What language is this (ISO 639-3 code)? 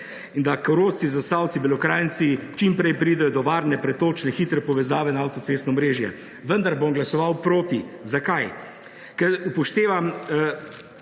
slv